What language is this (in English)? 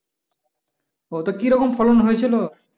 Bangla